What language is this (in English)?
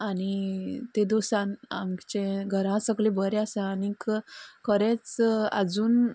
Konkani